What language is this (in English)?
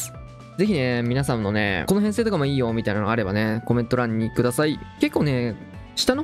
Japanese